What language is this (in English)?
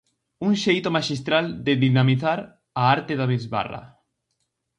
Galician